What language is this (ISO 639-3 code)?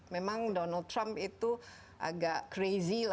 ind